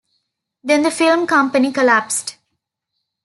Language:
English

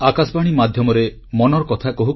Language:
Odia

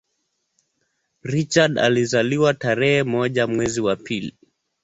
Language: Swahili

